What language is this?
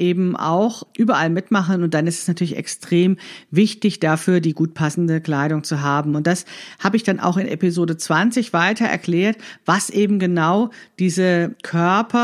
German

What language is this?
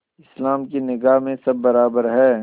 Hindi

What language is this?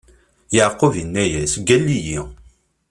Kabyle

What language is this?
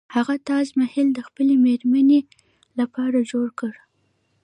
Pashto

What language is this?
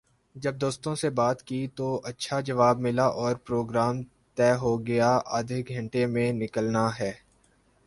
Urdu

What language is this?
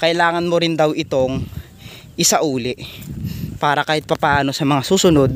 Filipino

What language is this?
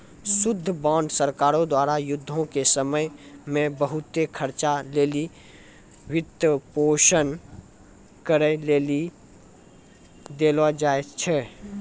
Maithili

